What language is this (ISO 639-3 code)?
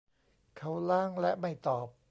tha